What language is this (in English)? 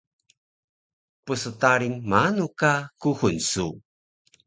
Taroko